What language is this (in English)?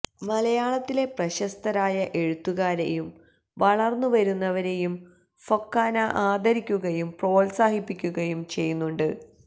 Malayalam